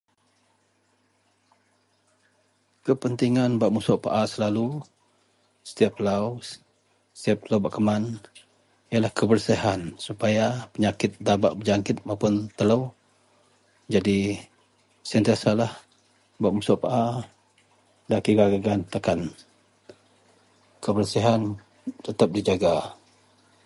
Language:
Central Melanau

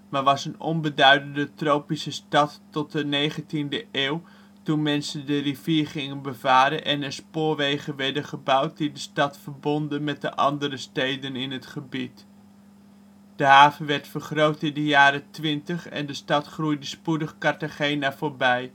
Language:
Dutch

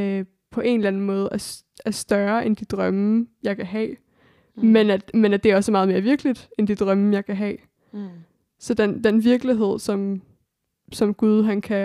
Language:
Danish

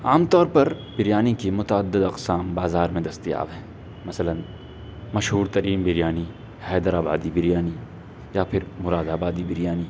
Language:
Urdu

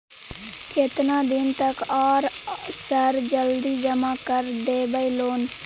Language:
Maithili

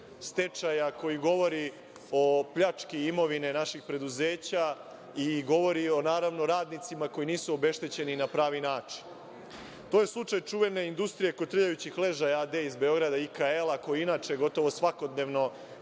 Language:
Serbian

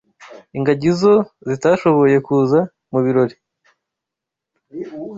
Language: Kinyarwanda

